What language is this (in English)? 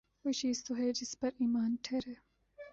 Urdu